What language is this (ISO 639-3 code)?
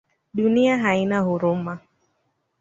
swa